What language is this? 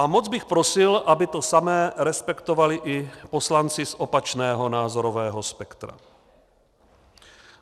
Czech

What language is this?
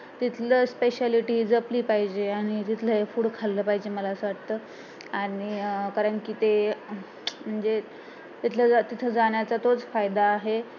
Marathi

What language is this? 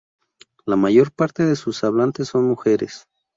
Spanish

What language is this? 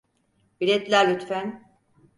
Turkish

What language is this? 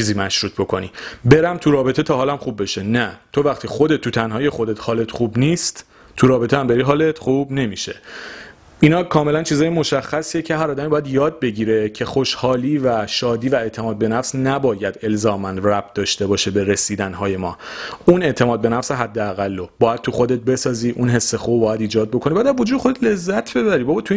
Persian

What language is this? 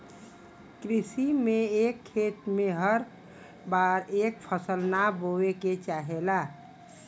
Bhojpuri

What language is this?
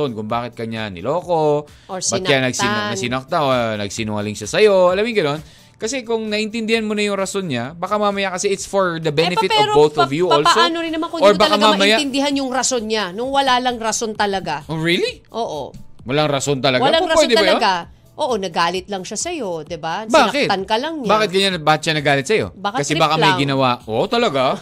Filipino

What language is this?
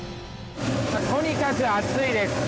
Japanese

